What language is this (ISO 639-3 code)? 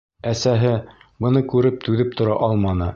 bak